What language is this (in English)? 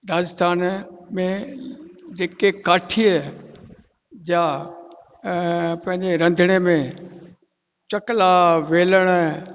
Sindhi